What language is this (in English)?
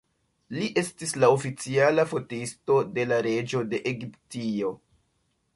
Esperanto